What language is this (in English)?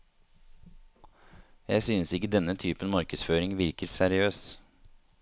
Norwegian